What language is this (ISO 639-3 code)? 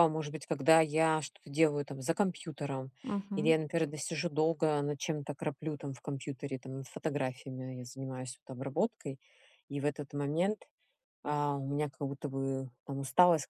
rus